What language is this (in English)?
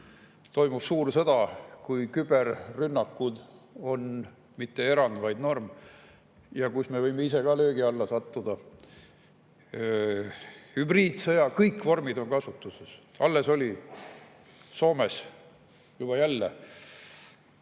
Estonian